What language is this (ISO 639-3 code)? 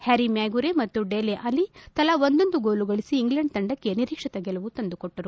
kan